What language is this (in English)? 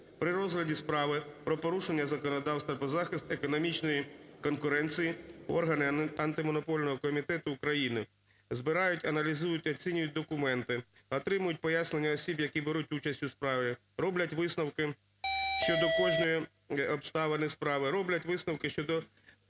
Ukrainian